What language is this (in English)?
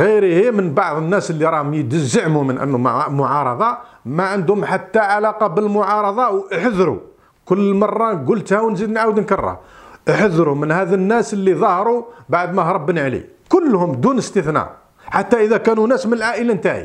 Arabic